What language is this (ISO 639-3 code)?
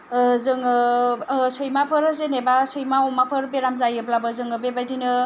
brx